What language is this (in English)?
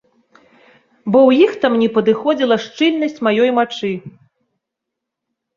Belarusian